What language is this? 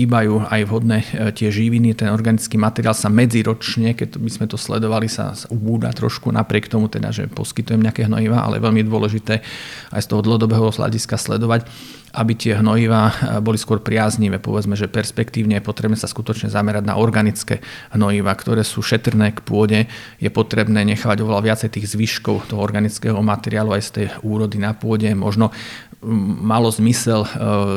Slovak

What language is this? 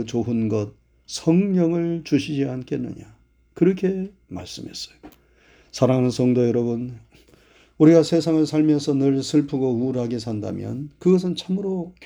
Korean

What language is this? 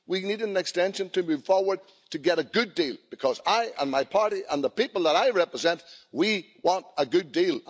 English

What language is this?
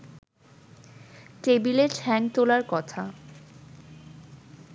Bangla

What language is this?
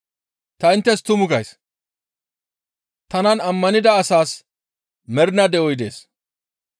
Gamo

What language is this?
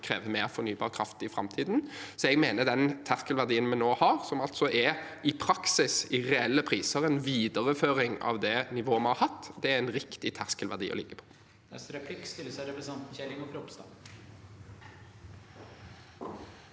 Norwegian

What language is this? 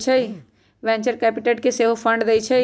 Magahi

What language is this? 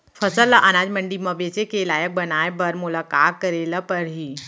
Chhattisgarhi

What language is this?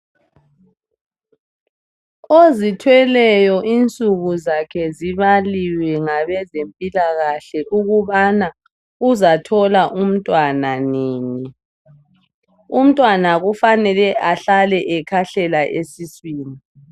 North Ndebele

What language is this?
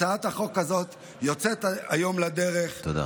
Hebrew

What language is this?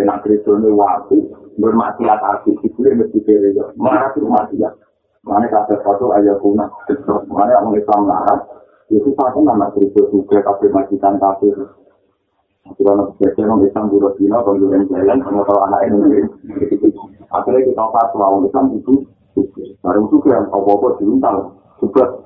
Indonesian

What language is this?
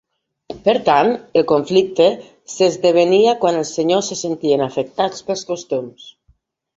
Catalan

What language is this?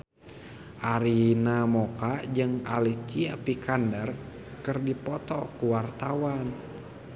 Sundanese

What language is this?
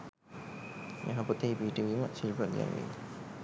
Sinhala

